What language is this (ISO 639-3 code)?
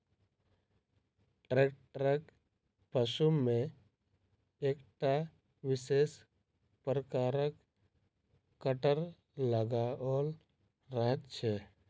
mai